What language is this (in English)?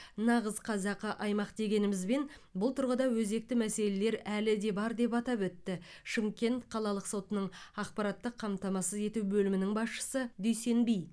Kazakh